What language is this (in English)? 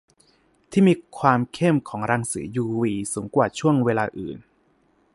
Thai